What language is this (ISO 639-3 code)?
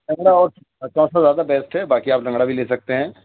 urd